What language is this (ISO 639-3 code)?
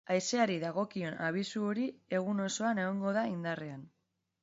eus